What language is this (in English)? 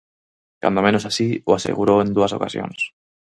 Galician